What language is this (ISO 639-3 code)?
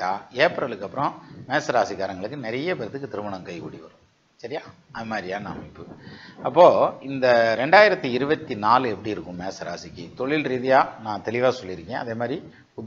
tam